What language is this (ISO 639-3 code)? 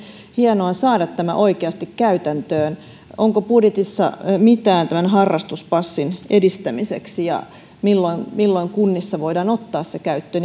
fin